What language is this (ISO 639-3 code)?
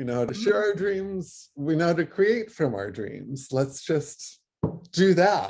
eng